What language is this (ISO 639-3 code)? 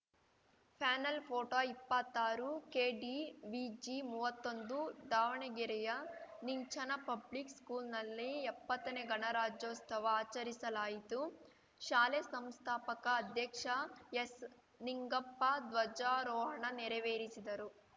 kan